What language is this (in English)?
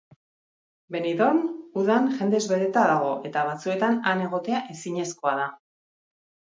Basque